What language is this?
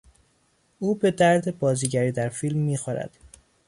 Persian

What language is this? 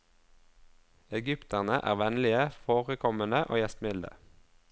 Norwegian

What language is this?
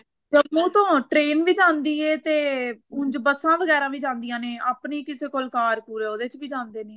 Punjabi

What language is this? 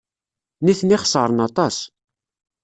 Kabyle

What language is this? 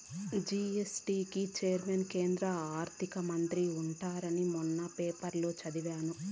Telugu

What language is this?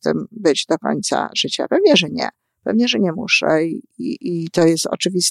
Polish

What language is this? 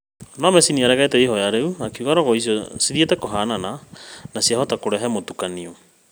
Kikuyu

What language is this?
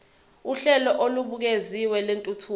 Zulu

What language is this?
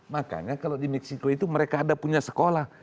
Indonesian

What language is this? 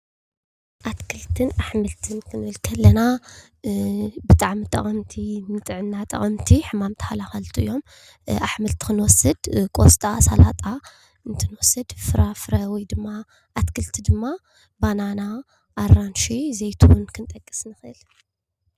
Tigrinya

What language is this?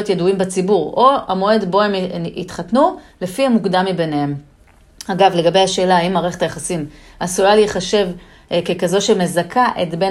Hebrew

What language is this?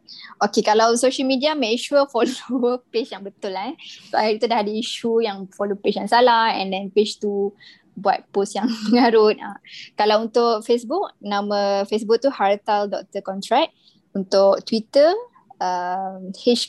Malay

